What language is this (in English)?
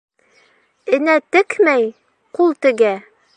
Bashkir